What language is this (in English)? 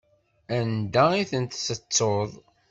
Kabyle